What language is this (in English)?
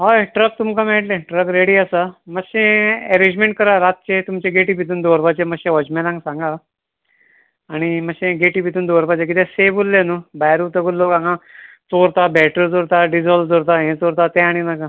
Konkani